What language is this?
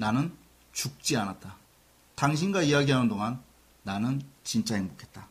Korean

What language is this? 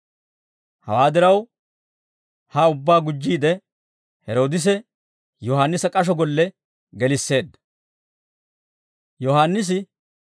Dawro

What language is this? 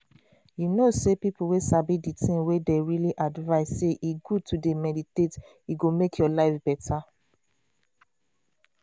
Nigerian Pidgin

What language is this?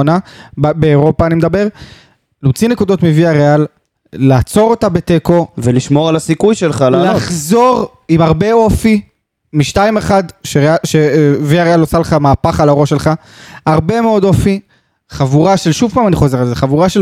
Hebrew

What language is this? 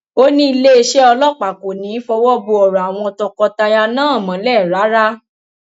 Yoruba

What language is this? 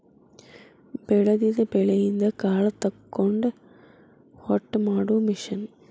Kannada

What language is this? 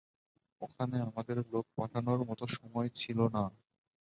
Bangla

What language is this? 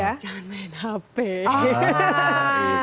Indonesian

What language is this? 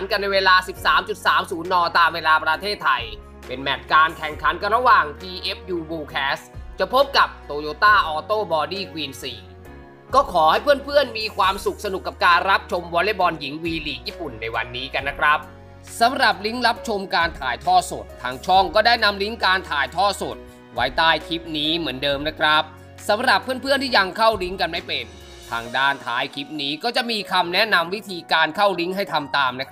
Thai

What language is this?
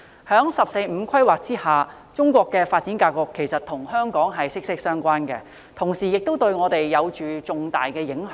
Cantonese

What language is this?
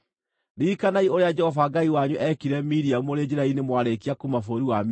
Kikuyu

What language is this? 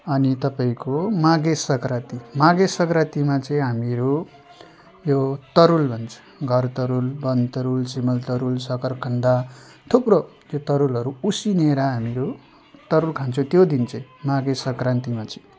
Nepali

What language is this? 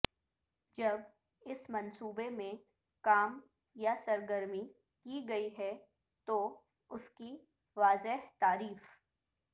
Urdu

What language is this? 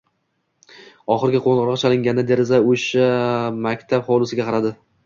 Uzbek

